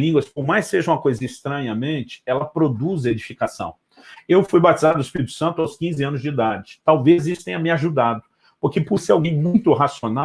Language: Portuguese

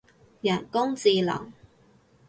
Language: Cantonese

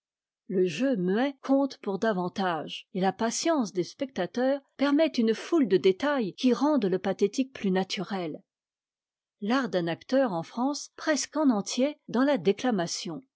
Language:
French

